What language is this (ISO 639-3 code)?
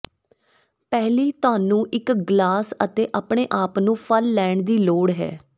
pan